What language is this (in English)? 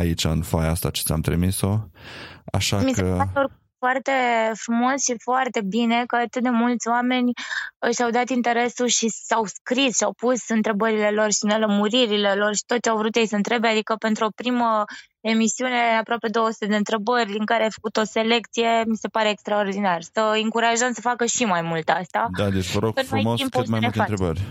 Romanian